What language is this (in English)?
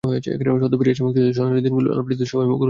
Bangla